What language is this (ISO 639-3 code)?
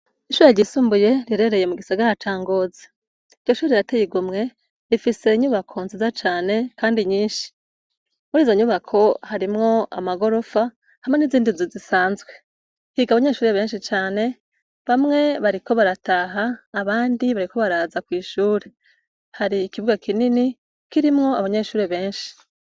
run